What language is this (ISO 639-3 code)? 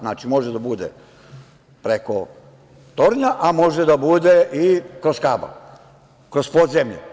srp